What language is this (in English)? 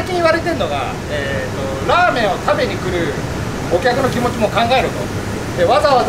Japanese